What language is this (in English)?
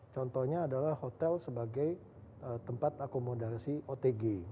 Indonesian